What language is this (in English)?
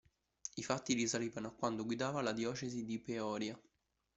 Italian